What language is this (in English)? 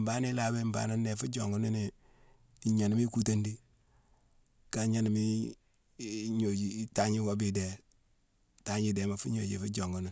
Mansoanka